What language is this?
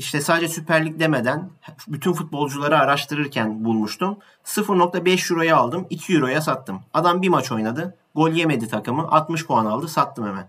Turkish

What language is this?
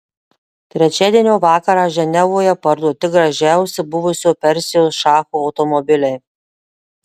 Lithuanian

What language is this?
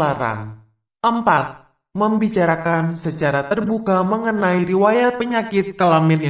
Indonesian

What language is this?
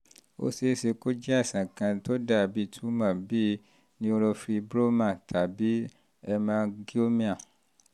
Yoruba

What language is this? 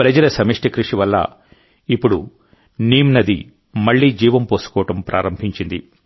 Telugu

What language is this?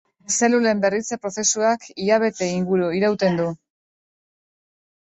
Basque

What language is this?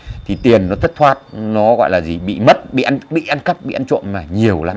Vietnamese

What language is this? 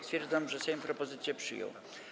Polish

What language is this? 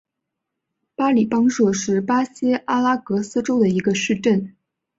Chinese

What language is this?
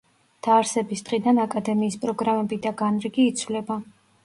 Georgian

